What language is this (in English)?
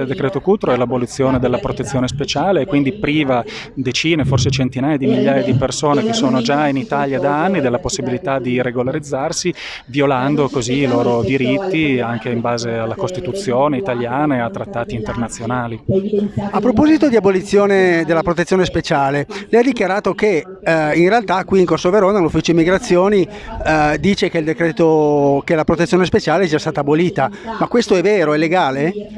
Italian